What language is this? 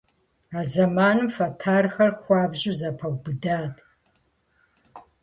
Kabardian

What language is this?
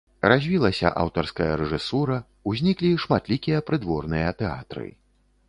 Belarusian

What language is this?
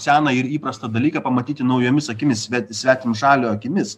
Lithuanian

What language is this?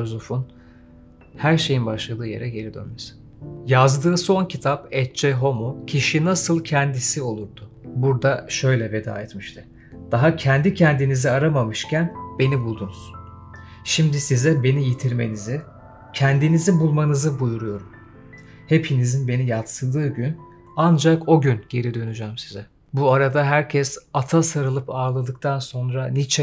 Turkish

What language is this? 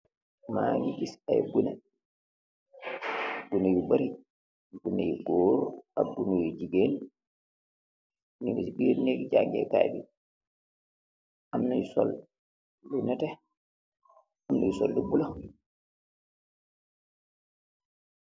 Wolof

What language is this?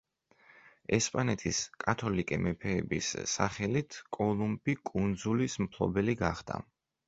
Georgian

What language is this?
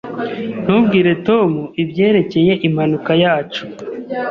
Kinyarwanda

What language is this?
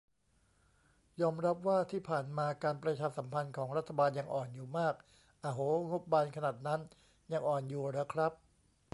Thai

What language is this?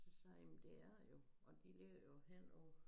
Danish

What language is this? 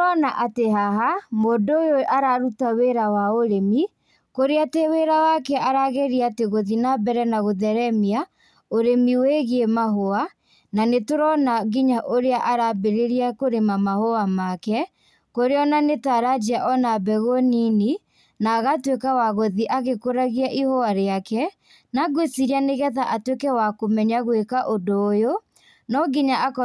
Kikuyu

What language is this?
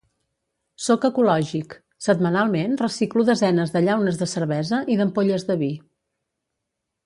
Catalan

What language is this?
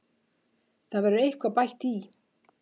Icelandic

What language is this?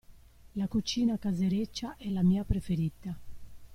Italian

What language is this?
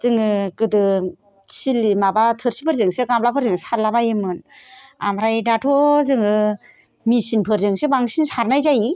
Bodo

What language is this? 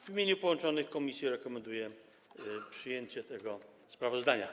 Polish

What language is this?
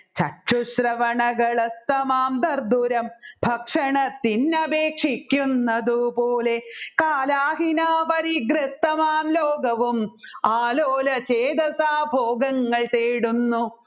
Malayalam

